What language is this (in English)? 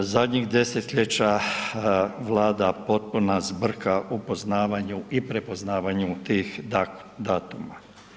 Croatian